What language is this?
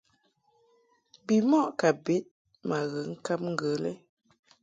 Mungaka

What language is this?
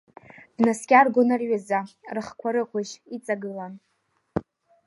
Abkhazian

